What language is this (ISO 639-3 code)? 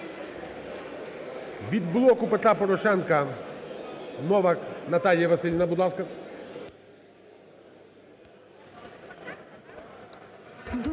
ukr